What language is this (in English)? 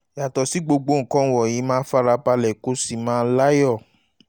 Yoruba